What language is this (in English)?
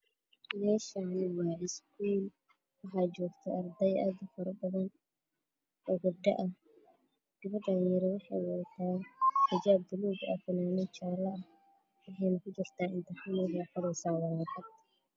Somali